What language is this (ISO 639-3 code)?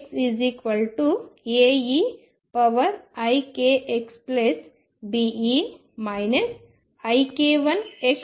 tel